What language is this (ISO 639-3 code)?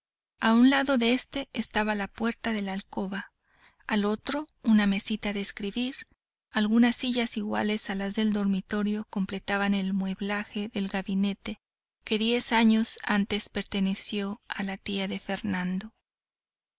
spa